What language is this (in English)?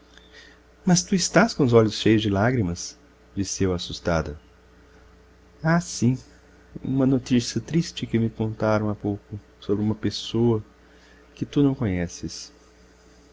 Portuguese